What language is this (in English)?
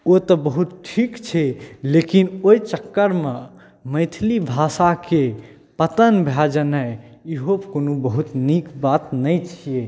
Maithili